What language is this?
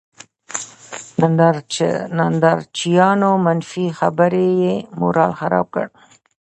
Pashto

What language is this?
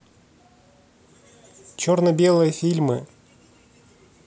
Russian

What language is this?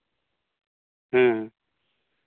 Santali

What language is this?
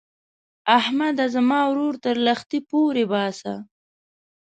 Pashto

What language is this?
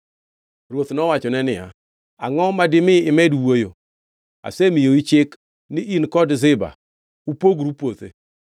Luo (Kenya and Tanzania)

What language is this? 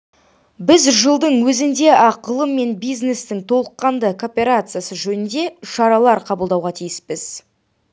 Kazakh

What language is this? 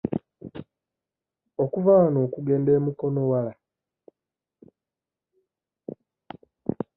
Ganda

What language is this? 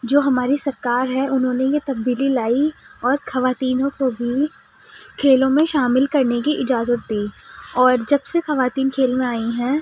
Urdu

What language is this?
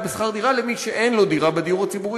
Hebrew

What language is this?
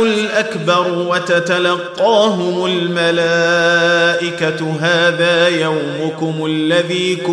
Arabic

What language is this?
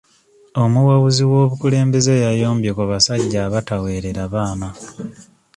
Ganda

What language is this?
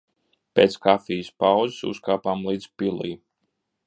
Latvian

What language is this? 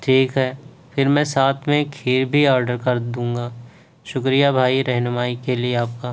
Urdu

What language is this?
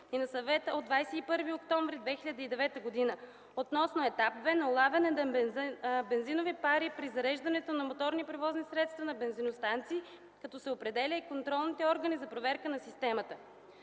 Bulgarian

